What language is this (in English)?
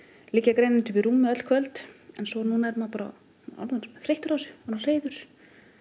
Icelandic